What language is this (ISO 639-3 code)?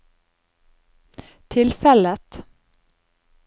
nor